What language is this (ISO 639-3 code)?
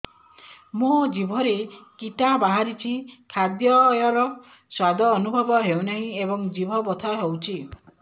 ori